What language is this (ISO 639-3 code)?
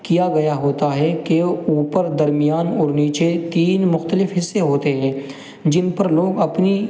urd